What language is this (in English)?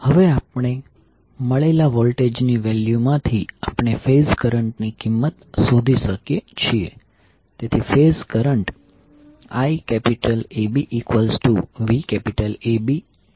Gujarati